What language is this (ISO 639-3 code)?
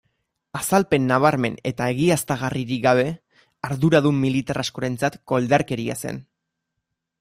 eus